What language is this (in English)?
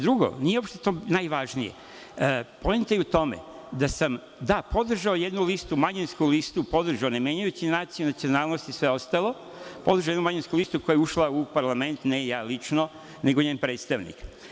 Serbian